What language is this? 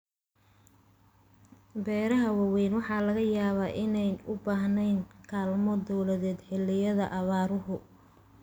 Somali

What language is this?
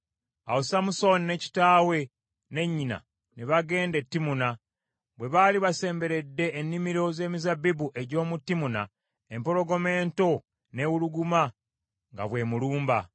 Ganda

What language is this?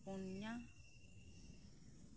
Santali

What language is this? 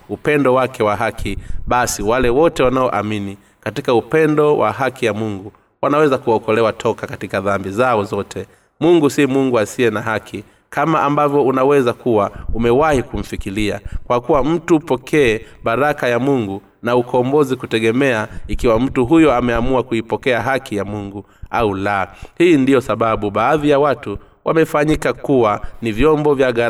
Swahili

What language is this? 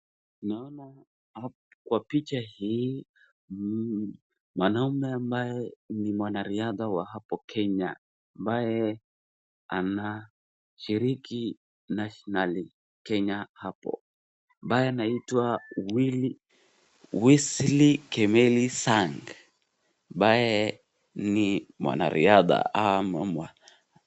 Swahili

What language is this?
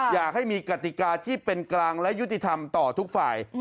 Thai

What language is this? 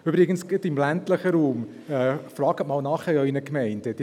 Swiss German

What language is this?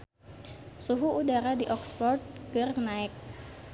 Sundanese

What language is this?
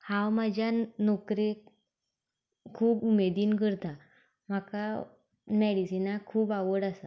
Konkani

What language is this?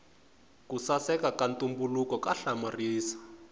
Tsonga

